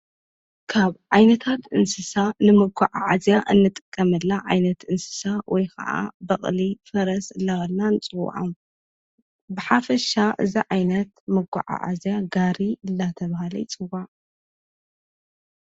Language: Tigrinya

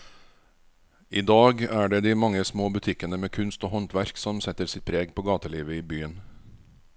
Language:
Norwegian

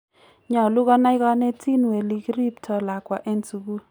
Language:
Kalenjin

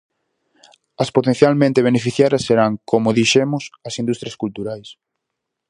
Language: Galician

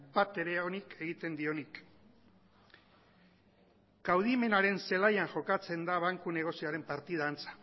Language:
Basque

